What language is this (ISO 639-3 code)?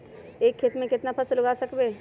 mag